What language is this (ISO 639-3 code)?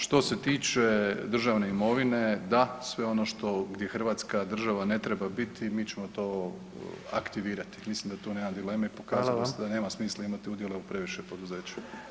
hrv